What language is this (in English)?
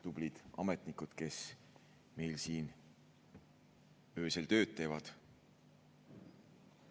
Estonian